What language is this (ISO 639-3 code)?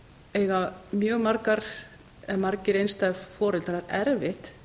isl